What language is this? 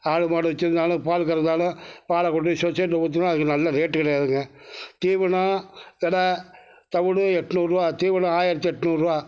Tamil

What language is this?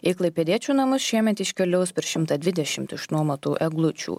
Lithuanian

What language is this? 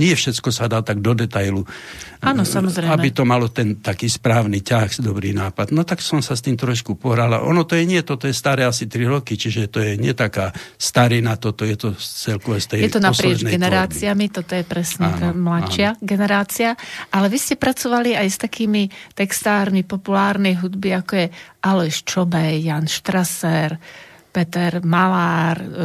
Slovak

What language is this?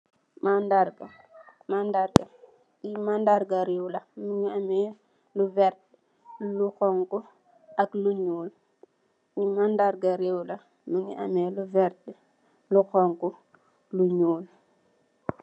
Wolof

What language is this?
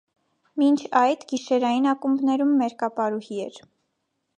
Armenian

